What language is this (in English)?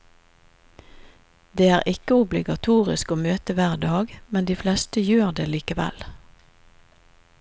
Norwegian